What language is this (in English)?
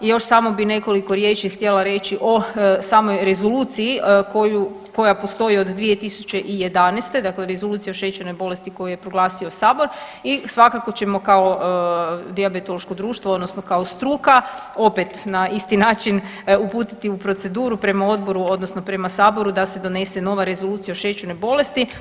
Croatian